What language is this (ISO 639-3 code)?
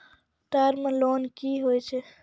mai